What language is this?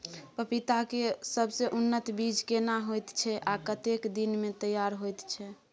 Maithili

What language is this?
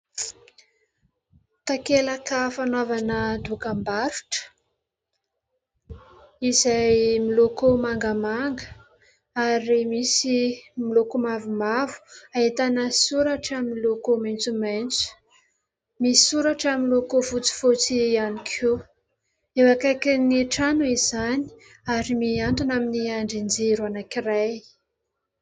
Malagasy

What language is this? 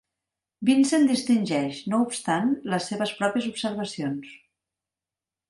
Catalan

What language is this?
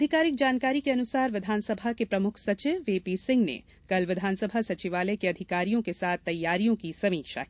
Hindi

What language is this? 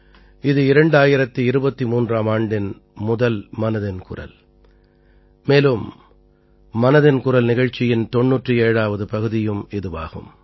Tamil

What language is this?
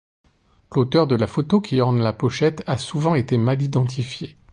French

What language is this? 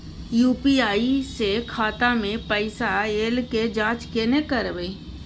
Maithili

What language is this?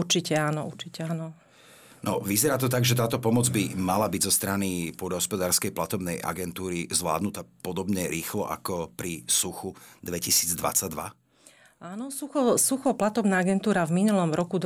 Slovak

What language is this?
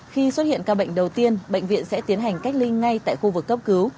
Vietnamese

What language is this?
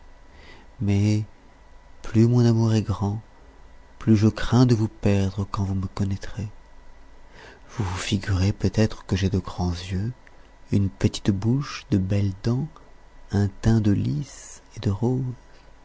French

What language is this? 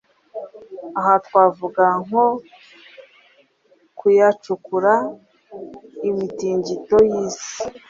Kinyarwanda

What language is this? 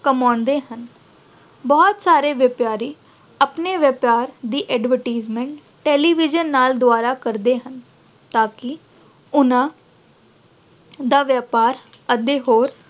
Punjabi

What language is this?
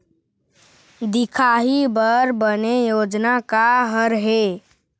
Chhattisgarhi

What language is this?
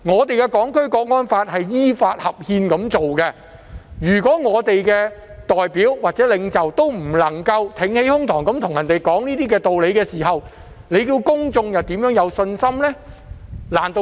Cantonese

